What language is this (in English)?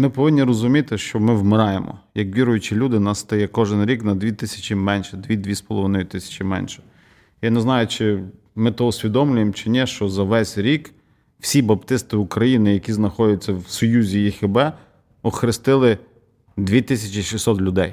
Ukrainian